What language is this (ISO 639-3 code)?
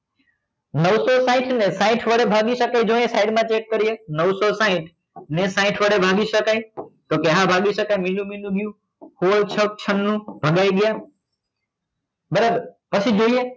guj